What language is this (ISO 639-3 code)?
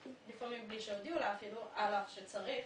heb